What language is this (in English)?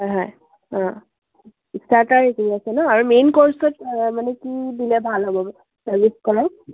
Assamese